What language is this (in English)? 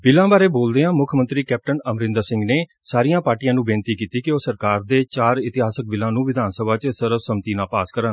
Punjabi